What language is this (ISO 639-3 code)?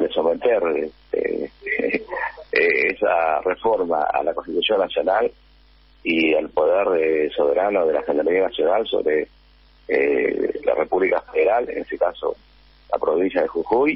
spa